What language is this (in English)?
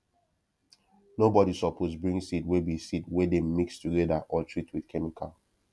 Nigerian Pidgin